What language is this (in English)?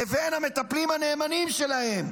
Hebrew